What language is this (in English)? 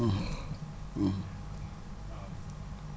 Wolof